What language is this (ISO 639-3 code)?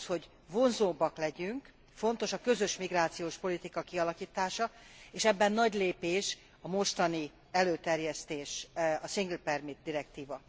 hun